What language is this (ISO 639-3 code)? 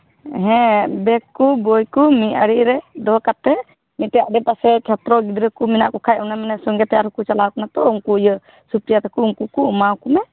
sat